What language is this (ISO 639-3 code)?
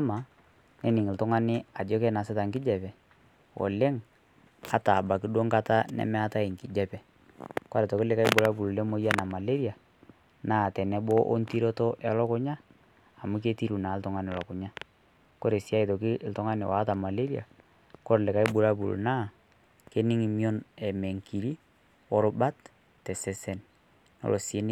mas